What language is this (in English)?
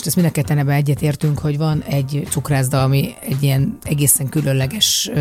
Hungarian